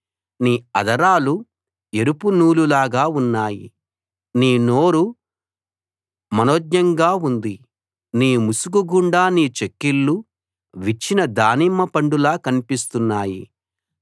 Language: Telugu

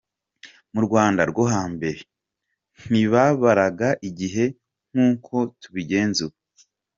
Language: Kinyarwanda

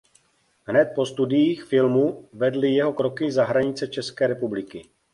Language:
Czech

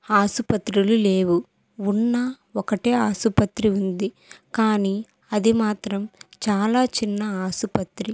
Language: Telugu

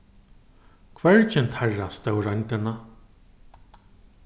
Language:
Faroese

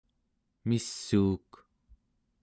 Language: Central Yupik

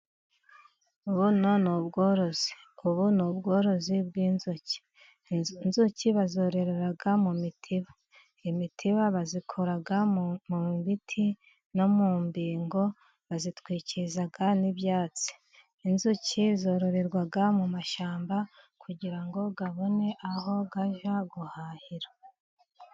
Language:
Kinyarwanda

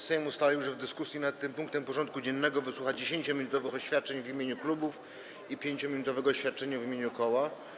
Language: Polish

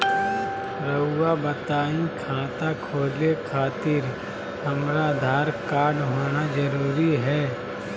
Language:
Magahi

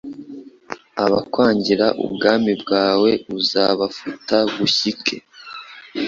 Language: Kinyarwanda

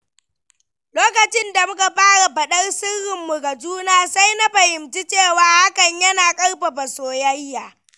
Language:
Hausa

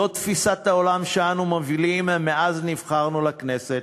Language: Hebrew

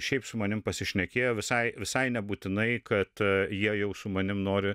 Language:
Lithuanian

